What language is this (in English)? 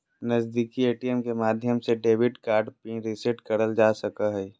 Magahi